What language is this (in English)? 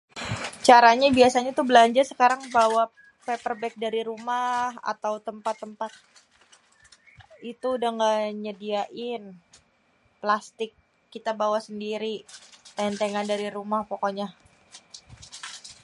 Betawi